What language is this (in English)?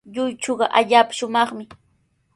Sihuas Ancash Quechua